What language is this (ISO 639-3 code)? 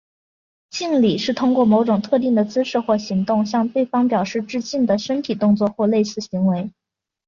zho